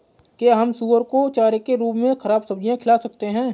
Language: Hindi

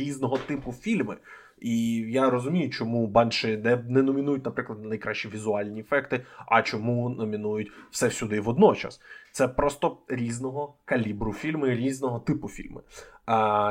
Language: Ukrainian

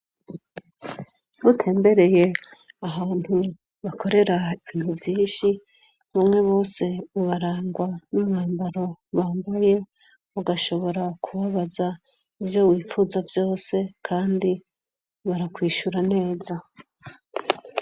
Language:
Rundi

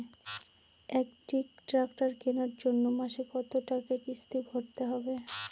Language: Bangla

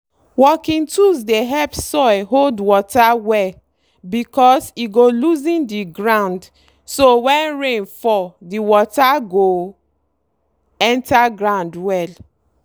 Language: Nigerian Pidgin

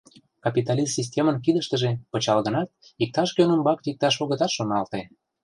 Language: Mari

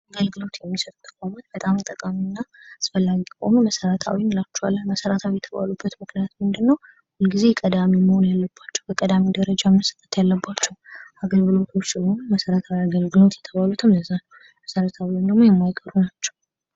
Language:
Amharic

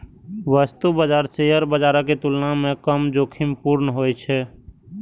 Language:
Maithili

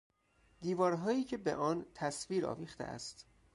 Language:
Persian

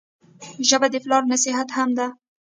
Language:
Pashto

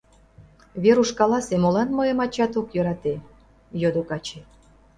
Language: Mari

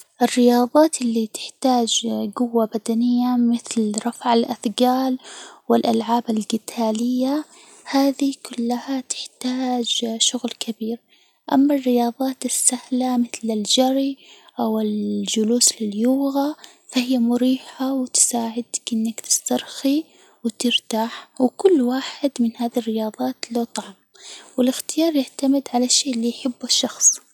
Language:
Hijazi Arabic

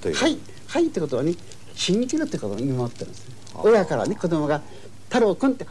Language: Japanese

